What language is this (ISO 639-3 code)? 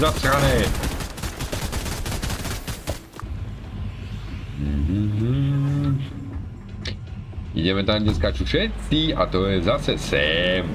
ces